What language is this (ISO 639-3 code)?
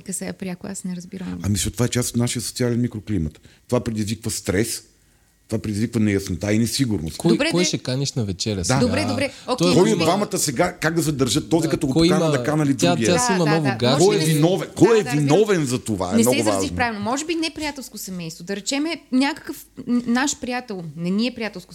bul